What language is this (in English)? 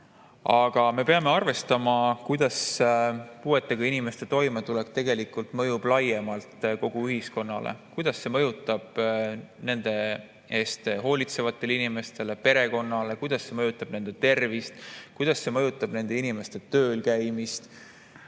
Estonian